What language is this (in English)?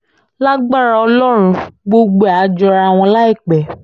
Yoruba